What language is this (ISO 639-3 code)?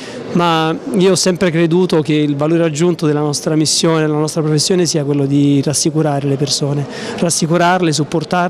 ita